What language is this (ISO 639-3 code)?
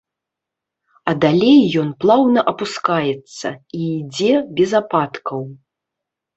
bel